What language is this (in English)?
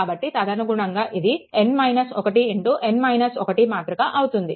Telugu